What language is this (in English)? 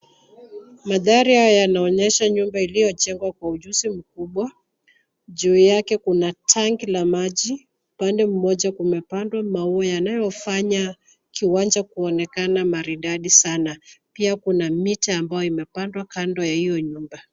Swahili